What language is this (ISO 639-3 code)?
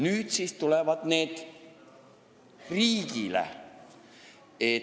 est